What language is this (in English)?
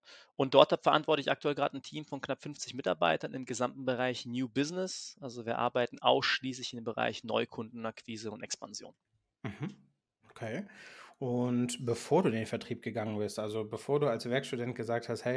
German